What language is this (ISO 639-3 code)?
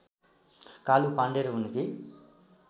nep